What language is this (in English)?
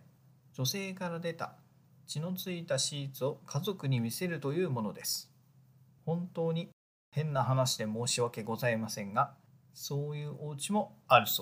Japanese